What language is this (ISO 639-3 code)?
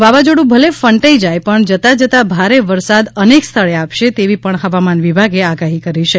guj